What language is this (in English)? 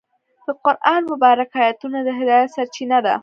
Pashto